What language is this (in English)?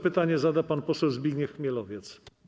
Polish